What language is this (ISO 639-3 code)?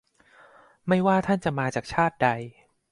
tha